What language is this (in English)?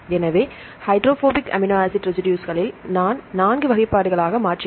Tamil